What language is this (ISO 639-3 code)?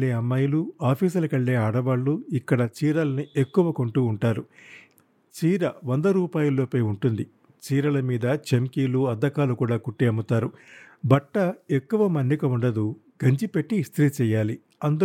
tel